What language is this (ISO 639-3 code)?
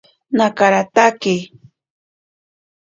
prq